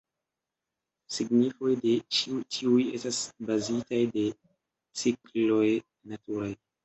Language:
Esperanto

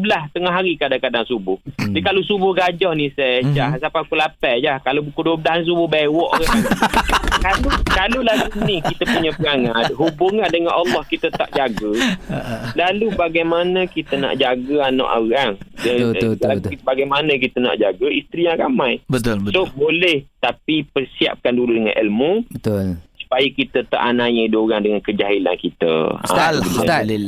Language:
Malay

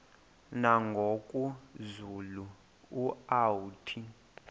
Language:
Xhosa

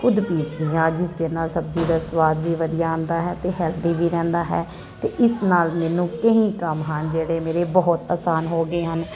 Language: Punjabi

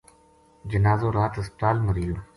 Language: Gujari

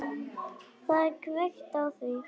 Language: Icelandic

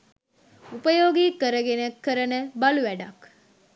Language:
Sinhala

